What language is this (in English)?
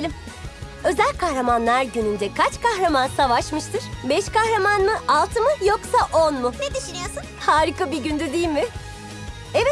Turkish